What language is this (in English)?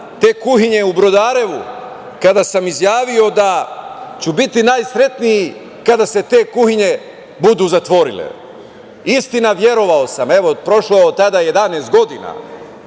Serbian